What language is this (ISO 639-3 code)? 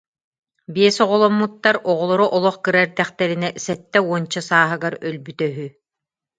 sah